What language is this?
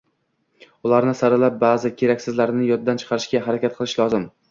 Uzbek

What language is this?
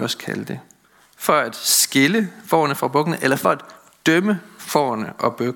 Danish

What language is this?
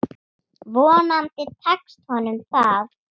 Icelandic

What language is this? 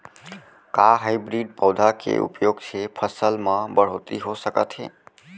Chhattisgarhi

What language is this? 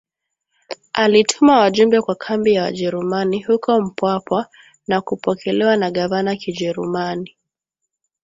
Swahili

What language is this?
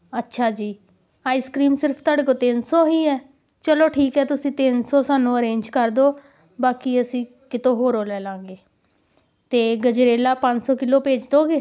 Punjabi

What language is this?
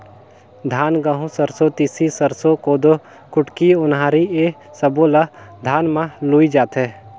Chhattisgarhi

